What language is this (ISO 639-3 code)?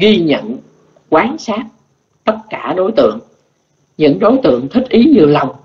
vie